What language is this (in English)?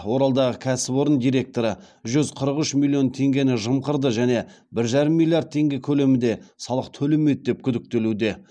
Kazakh